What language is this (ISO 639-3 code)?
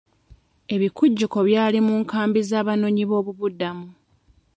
lug